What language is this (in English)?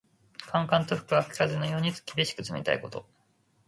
Japanese